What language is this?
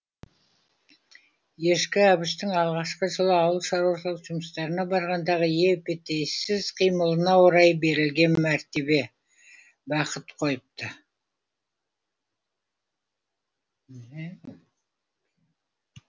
Kazakh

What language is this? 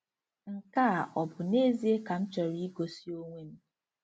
Igbo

